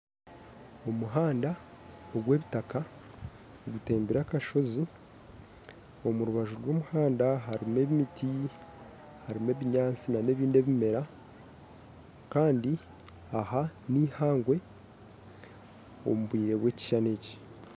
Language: Nyankole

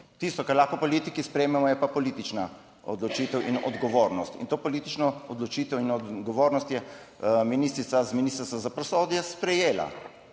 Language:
Slovenian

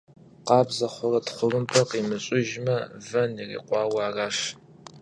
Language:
Kabardian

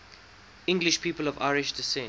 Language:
English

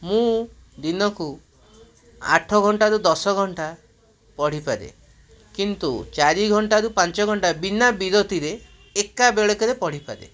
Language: Odia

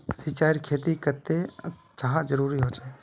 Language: Magahi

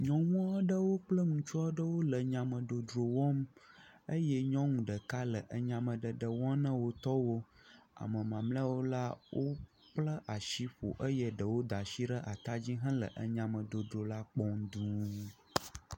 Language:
Ewe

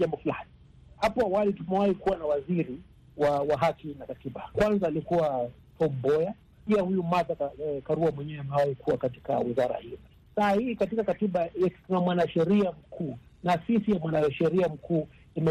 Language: Swahili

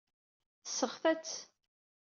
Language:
Kabyle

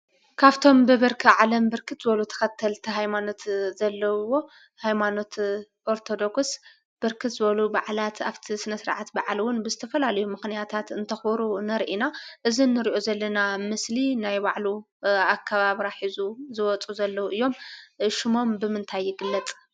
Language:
Tigrinya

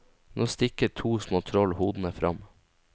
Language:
Norwegian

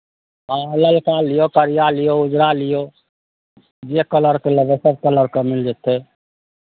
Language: Maithili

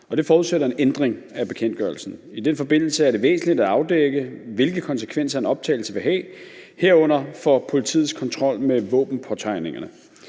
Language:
Danish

